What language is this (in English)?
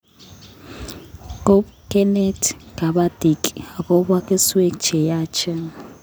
Kalenjin